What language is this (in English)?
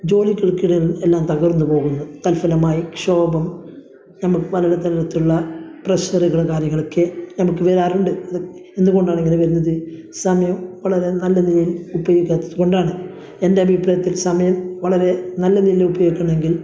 Malayalam